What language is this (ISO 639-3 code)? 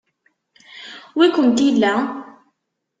kab